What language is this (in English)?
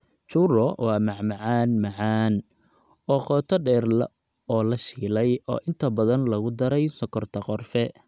Somali